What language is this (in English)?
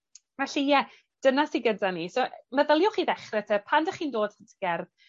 Welsh